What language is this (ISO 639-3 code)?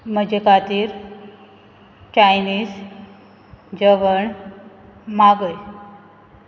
kok